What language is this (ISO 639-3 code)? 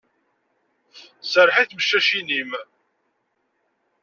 kab